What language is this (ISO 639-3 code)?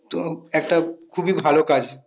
ben